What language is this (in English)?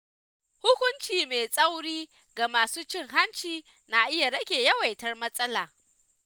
Hausa